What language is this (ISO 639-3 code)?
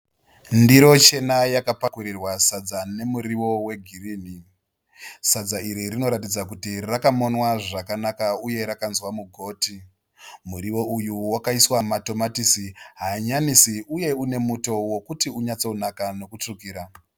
sna